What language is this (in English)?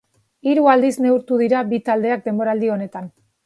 Basque